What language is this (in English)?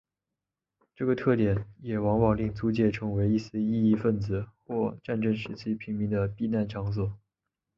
Chinese